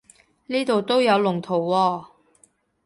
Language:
Cantonese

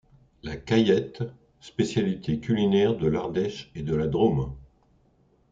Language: French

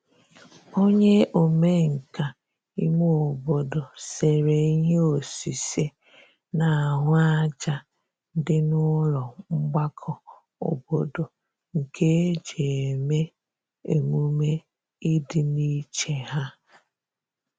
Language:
Igbo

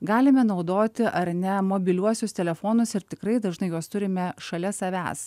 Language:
Lithuanian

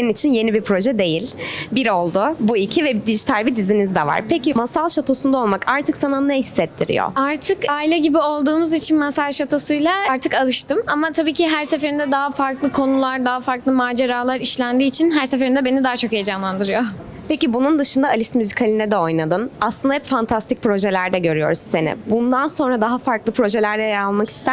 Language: Turkish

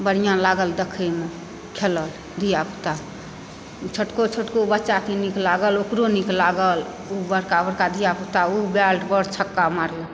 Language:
Maithili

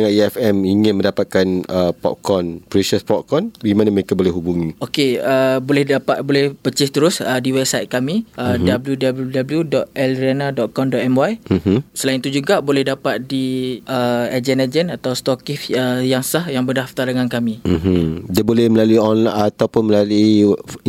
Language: Malay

